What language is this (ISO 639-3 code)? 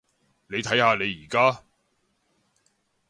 yue